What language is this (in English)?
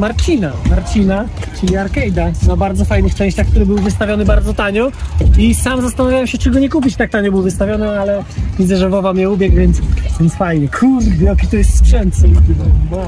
Polish